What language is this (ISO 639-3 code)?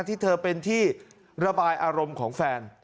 tha